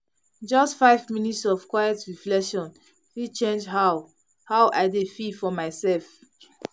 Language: Nigerian Pidgin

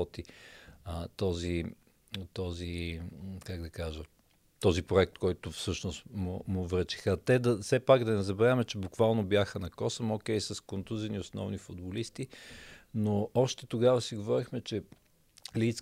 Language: Bulgarian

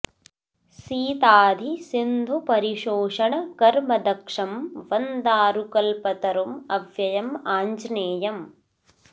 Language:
Sanskrit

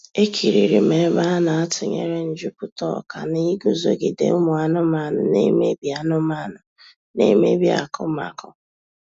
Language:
Igbo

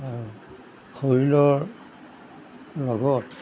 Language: Assamese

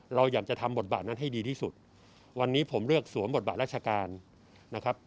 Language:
Thai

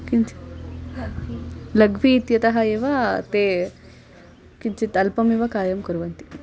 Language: Sanskrit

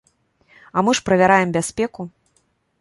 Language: Belarusian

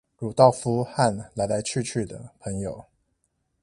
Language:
Chinese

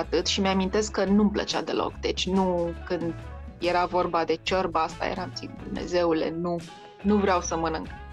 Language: Romanian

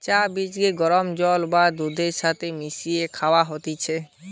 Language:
Bangla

